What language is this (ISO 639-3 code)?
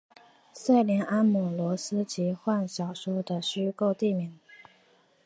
zho